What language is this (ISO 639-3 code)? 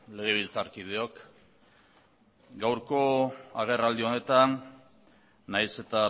eus